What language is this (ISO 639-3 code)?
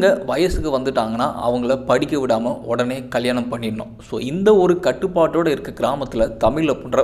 ron